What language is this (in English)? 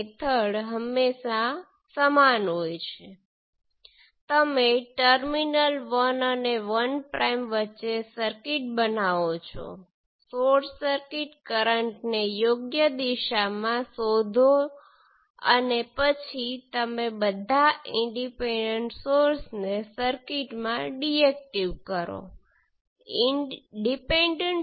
Gujarati